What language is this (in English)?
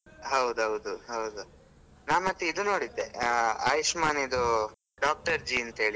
Kannada